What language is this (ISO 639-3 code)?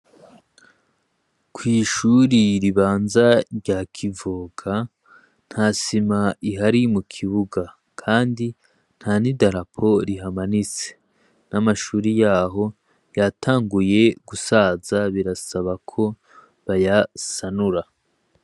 run